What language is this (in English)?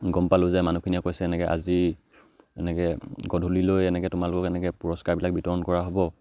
Assamese